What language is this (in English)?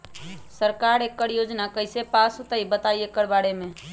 Magahi